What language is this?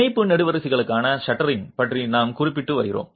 Tamil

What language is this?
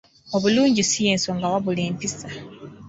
Ganda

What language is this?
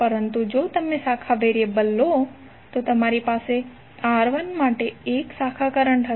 Gujarati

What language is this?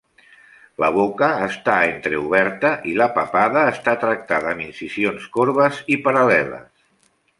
Catalan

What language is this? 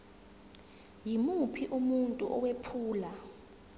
Zulu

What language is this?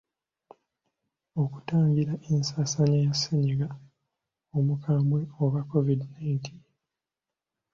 Ganda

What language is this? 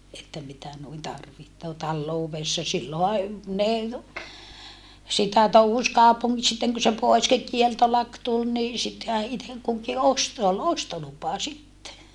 Finnish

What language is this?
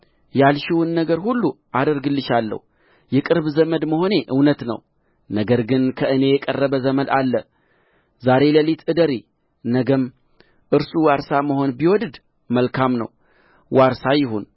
Amharic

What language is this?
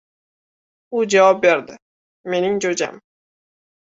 Uzbek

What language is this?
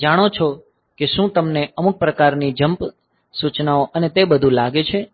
Gujarati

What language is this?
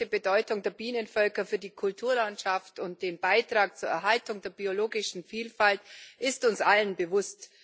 German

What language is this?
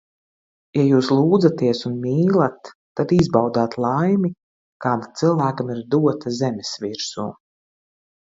Latvian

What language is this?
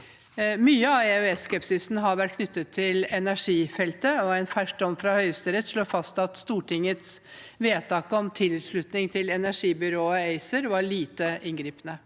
Norwegian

